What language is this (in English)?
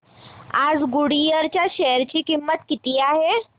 Marathi